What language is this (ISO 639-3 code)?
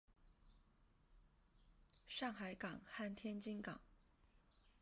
zho